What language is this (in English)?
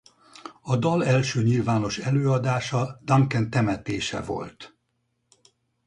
Hungarian